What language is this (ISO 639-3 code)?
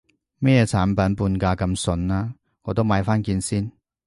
yue